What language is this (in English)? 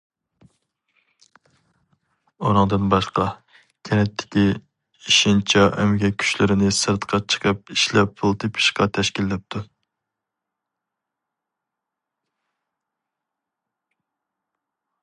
Uyghur